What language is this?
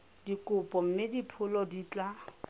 Tswana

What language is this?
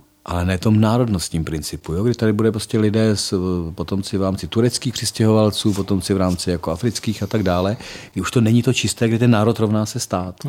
Czech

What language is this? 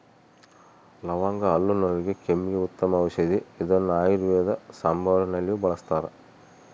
Kannada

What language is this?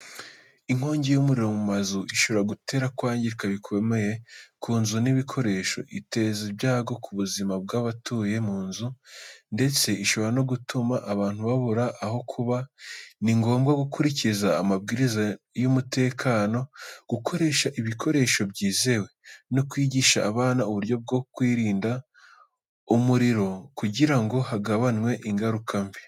Kinyarwanda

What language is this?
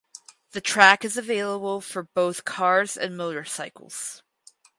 English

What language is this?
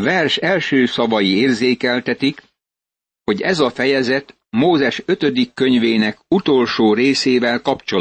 Hungarian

